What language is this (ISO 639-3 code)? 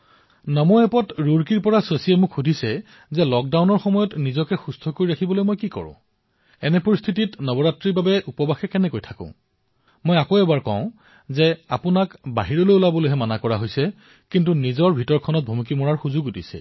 asm